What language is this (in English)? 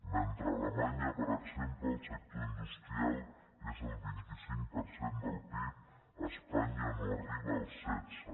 Catalan